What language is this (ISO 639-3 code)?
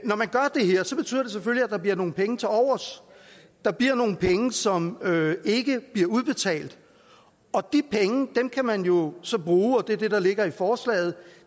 dan